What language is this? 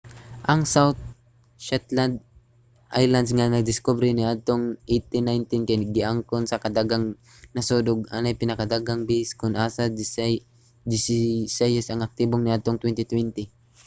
Cebuano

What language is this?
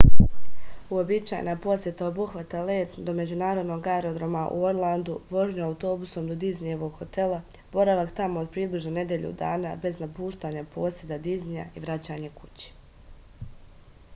Serbian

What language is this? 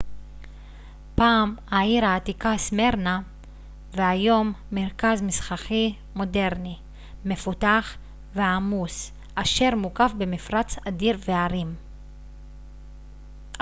Hebrew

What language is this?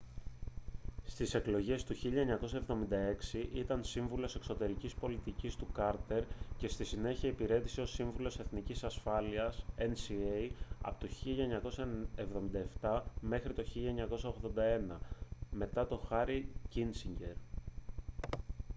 Greek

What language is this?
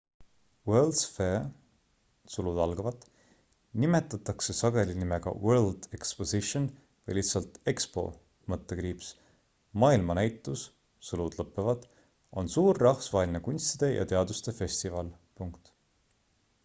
Estonian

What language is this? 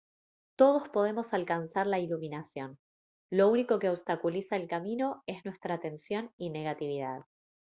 Spanish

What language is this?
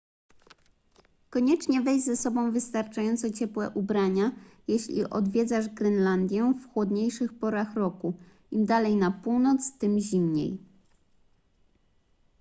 Polish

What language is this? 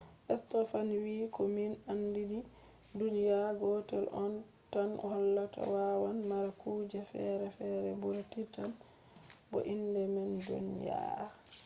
Fula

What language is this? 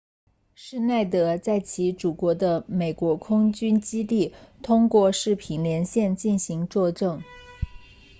Chinese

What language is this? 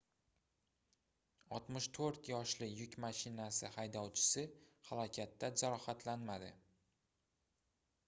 Uzbek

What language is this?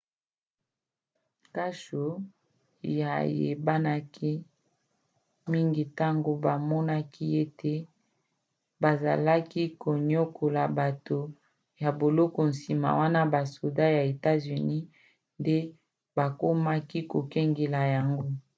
Lingala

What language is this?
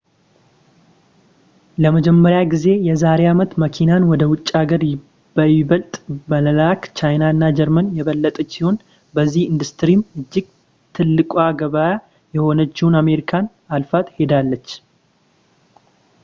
Amharic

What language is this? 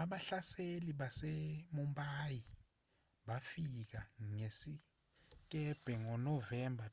Zulu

